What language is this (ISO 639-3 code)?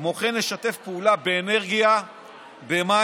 heb